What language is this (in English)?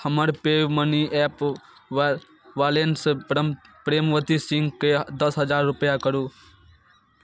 Maithili